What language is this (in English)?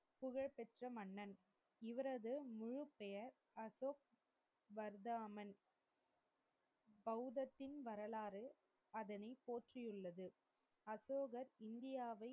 Tamil